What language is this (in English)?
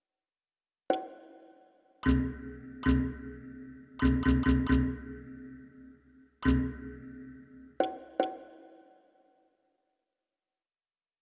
Japanese